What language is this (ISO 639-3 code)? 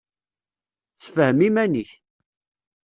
kab